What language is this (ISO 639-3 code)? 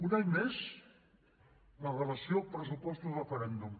cat